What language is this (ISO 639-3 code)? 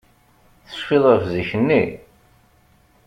kab